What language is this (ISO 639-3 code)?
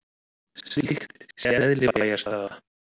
isl